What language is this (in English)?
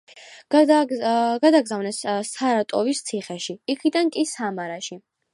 Georgian